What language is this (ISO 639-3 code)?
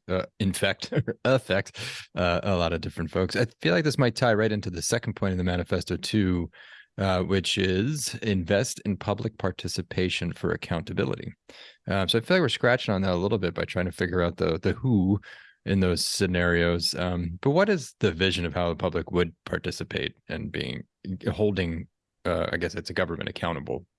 eng